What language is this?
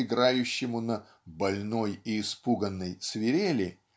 Russian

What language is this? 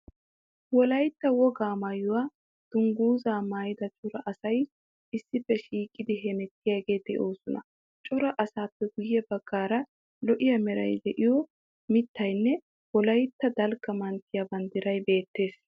Wolaytta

